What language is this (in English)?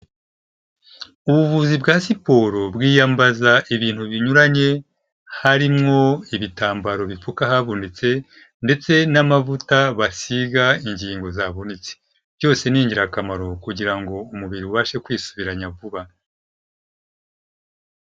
Kinyarwanda